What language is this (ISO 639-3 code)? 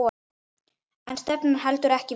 isl